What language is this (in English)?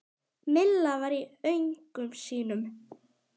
Icelandic